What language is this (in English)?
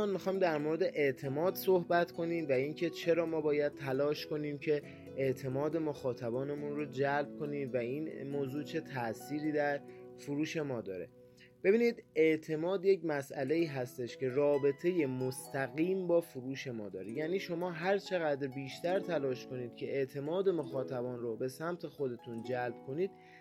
Persian